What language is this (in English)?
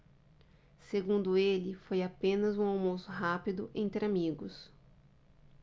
Portuguese